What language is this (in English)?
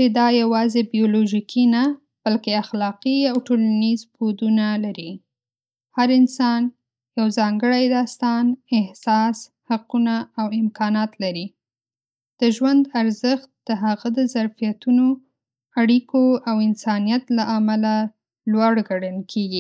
Pashto